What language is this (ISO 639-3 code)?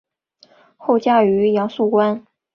zho